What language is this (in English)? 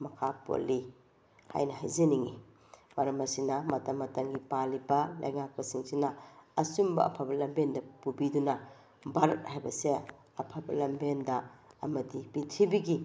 Manipuri